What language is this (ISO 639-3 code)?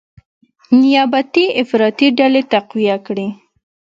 pus